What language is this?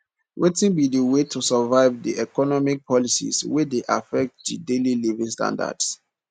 Nigerian Pidgin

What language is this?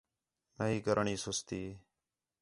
Khetrani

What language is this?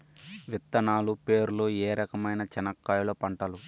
Telugu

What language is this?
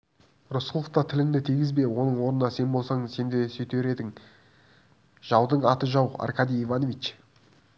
Kazakh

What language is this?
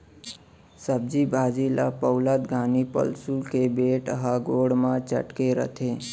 Chhattisgarhi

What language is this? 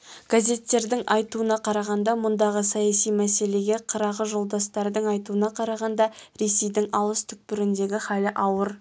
Kazakh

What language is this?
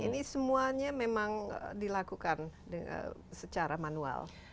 Indonesian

